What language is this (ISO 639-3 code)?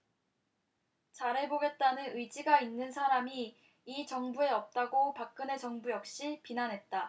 kor